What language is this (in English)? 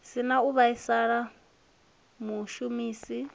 Venda